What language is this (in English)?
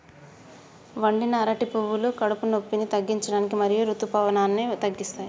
Telugu